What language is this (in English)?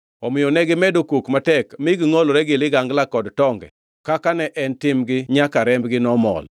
Luo (Kenya and Tanzania)